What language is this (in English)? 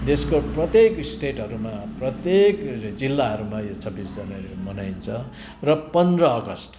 Nepali